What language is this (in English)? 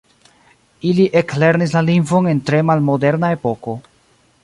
Esperanto